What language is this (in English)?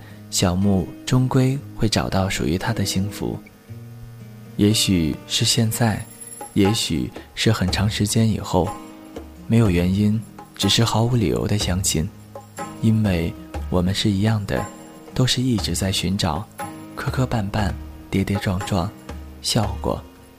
Chinese